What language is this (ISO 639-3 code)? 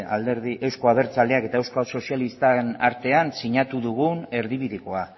eus